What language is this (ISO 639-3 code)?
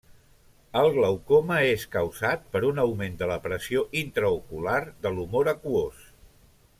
cat